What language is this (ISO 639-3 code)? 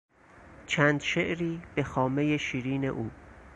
fas